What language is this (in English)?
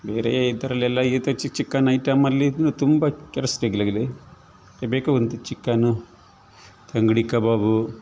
Kannada